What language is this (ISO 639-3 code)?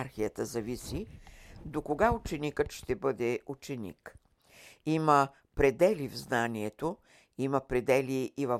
bul